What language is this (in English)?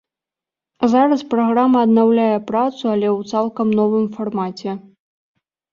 Belarusian